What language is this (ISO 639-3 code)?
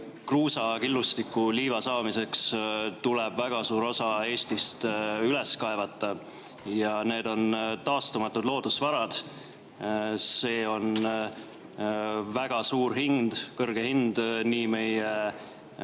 est